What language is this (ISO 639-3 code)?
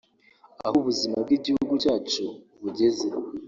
kin